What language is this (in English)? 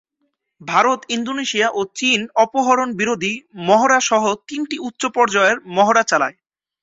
Bangla